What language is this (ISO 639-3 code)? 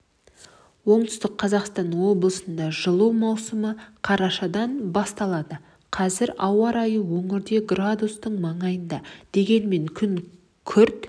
kaz